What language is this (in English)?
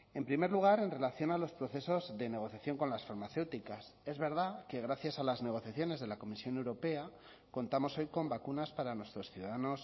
Spanish